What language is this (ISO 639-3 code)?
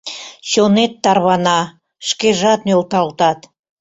chm